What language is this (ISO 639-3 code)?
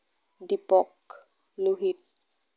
asm